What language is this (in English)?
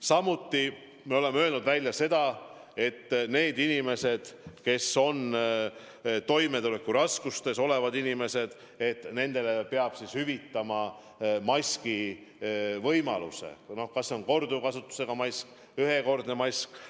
Estonian